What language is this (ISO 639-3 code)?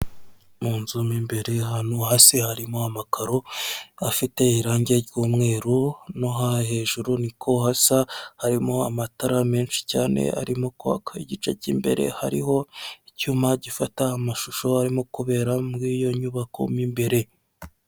kin